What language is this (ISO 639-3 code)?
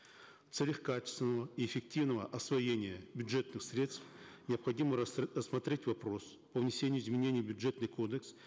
kaz